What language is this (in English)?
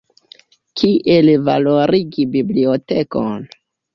Esperanto